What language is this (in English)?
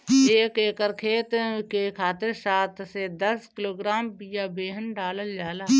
Bhojpuri